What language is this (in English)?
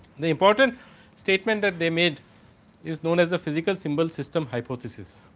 English